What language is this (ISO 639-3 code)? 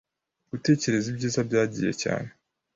kin